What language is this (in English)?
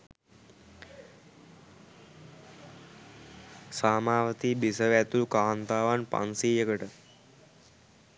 Sinhala